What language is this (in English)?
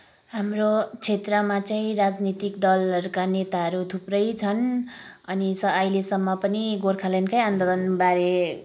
Nepali